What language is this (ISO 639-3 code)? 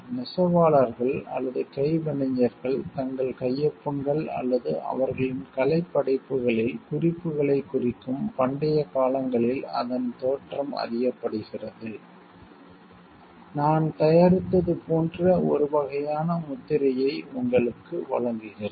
tam